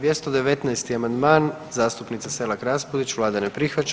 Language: Croatian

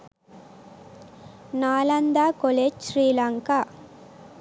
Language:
Sinhala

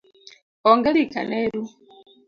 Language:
Luo (Kenya and Tanzania)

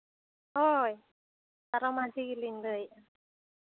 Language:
Santali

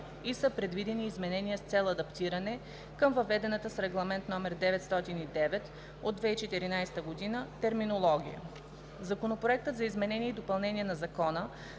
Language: Bulgarian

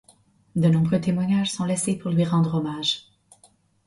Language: French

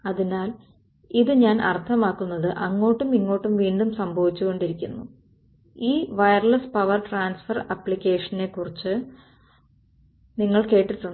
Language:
Malayalam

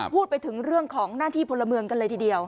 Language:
Thai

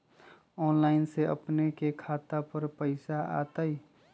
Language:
Magahi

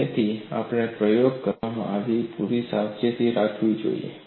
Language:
Gujarati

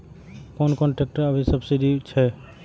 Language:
Maithili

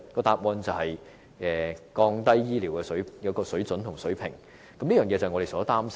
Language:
Cantonese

